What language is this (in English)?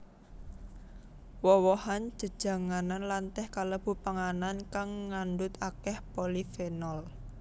Javanese